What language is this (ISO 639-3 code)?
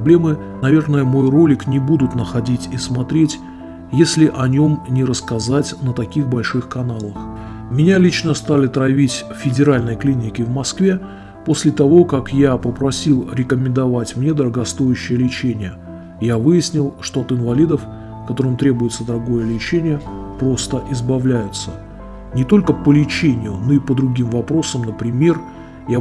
rus